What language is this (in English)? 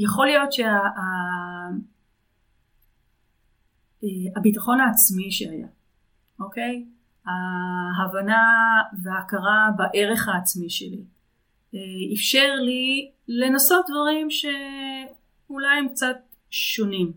Hebrew